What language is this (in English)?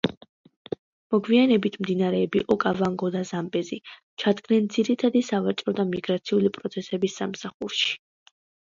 Georgian